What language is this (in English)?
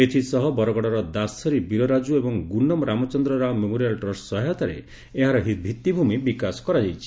Odia